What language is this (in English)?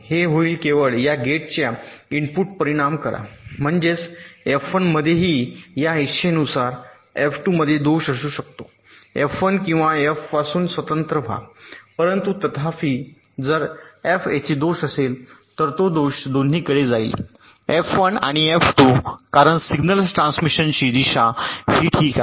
Marathi